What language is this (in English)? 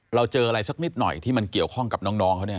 Thai